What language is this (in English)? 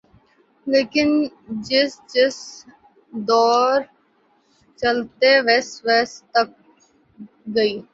Urdu